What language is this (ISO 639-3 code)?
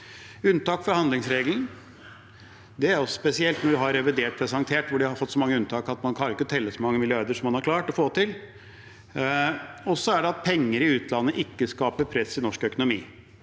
nor